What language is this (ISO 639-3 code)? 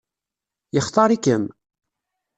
kab